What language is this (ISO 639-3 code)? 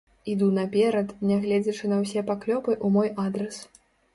bel